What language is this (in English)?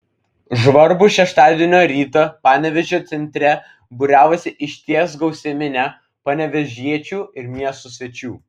Lithuanian